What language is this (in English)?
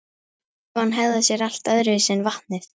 Icelandic